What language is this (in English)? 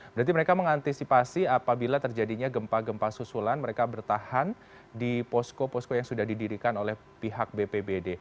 Indonesian